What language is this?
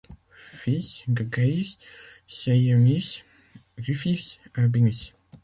French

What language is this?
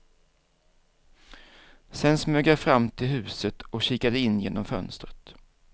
Swedish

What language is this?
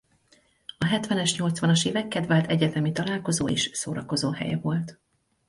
Hungarian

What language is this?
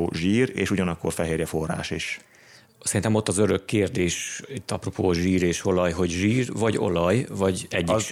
Hungarian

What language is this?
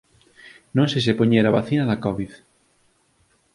Galician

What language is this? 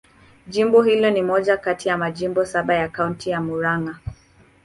Swahili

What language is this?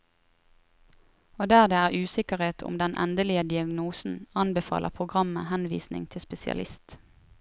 Norwegian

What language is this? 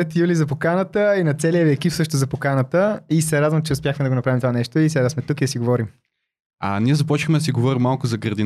Bulgarian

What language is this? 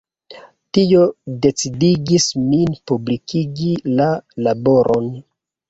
Esperanto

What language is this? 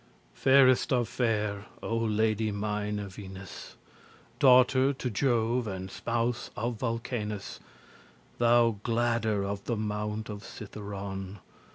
English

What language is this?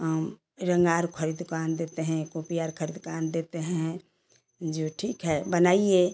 Hindi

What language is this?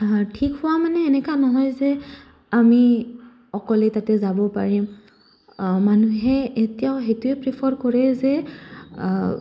Assamese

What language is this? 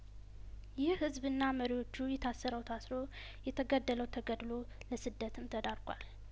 Amharic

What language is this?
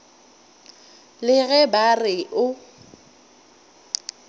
Northern Sotho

